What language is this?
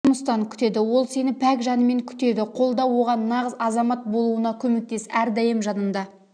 Kazakh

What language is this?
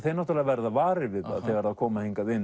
Icelandic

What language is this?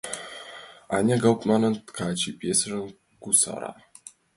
Mari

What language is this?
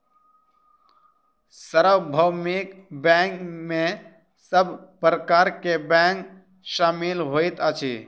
Maithili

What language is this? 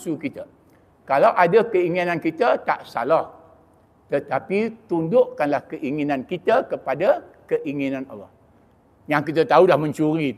Malay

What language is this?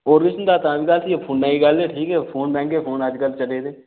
Dogri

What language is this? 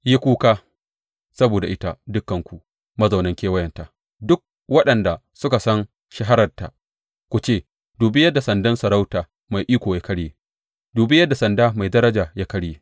Hausa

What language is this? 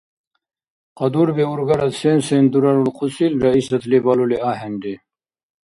Dargwa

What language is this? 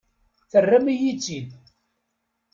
Kabyle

